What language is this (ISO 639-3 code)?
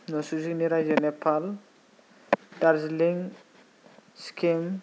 brx